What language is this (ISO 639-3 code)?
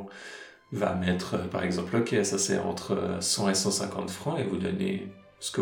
fra